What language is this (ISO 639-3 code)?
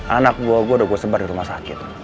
ind